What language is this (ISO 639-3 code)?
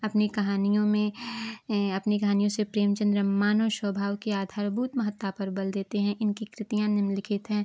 hin